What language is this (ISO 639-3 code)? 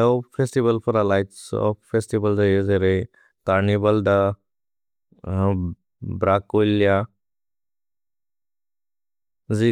brx